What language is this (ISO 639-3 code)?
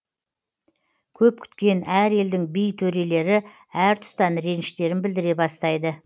kaz